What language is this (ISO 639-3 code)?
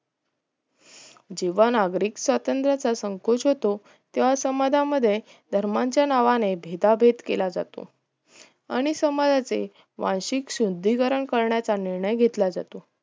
mar